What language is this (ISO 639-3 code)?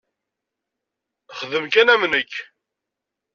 kab